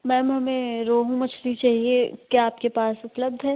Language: Hindi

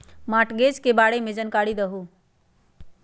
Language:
Magahi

